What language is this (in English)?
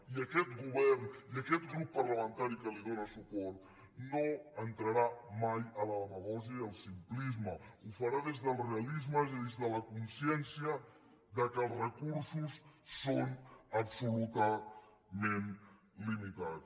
Catalan